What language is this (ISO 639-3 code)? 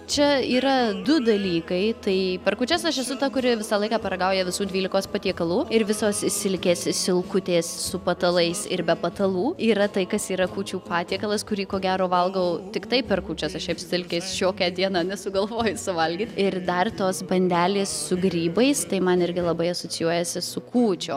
lit